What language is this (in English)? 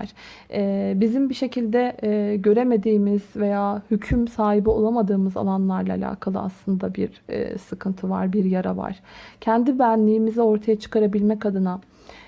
Turkish